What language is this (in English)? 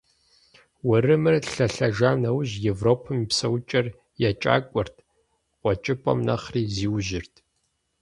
Kabardian